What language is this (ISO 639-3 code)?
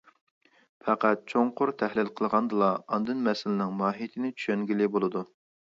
uig